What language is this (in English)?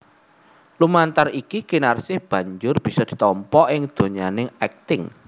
Javanese